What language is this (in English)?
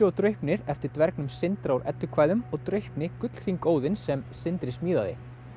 Icelandic